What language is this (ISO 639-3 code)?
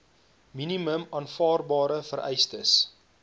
afr